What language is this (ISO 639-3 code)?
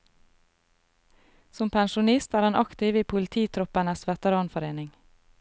nor